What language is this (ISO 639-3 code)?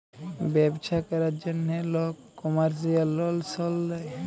ben